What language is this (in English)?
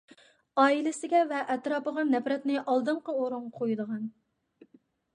Uyghur